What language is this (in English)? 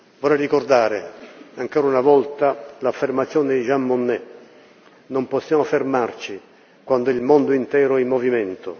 Italian